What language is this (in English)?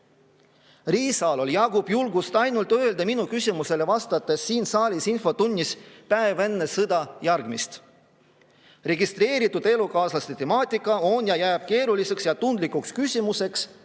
Estonian